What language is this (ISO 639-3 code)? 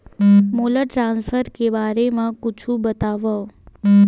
hne